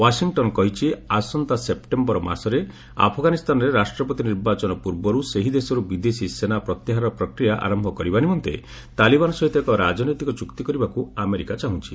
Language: Odia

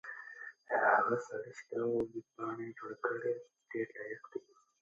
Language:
Pashto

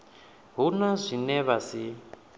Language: Venda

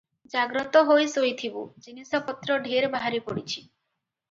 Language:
Odia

